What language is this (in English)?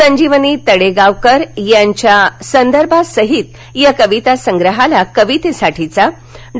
Marathi